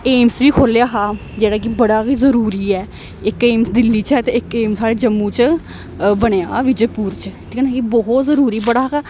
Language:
Dogri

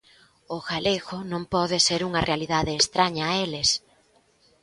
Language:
Galician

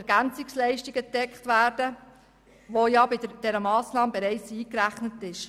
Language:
Swiss German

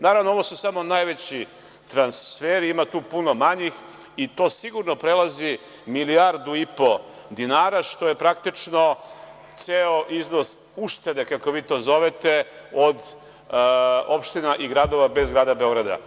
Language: Serbian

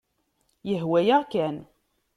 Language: Kabyle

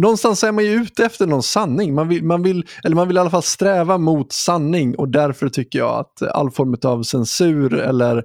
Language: Swedish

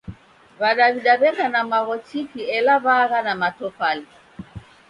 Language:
Taita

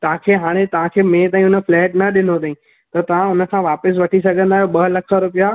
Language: Sindhi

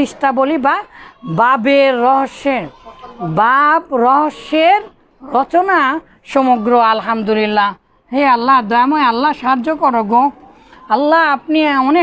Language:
Bangla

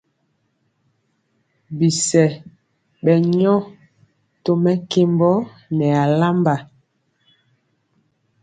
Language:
Mpiemo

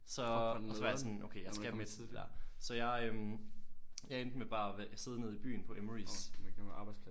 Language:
Danish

